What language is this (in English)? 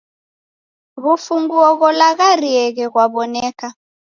Taita